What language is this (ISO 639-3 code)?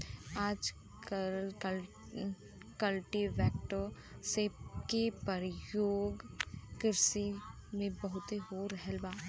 bho